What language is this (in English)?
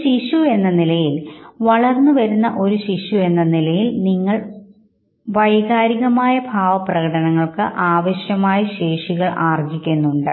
Malayalam